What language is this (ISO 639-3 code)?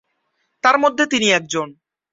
ben